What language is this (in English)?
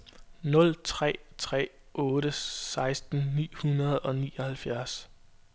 Danish